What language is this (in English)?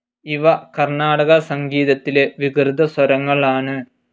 Malayalam